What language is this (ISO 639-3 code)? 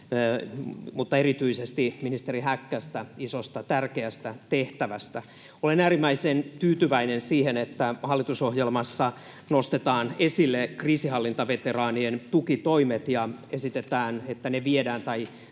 fin